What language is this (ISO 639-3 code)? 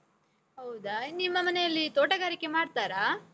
kan